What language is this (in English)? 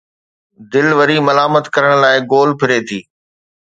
Sindhi